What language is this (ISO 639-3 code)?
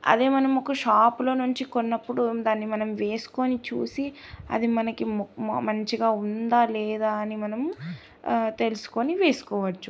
tel